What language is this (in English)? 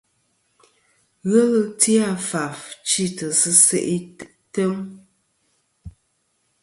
Kom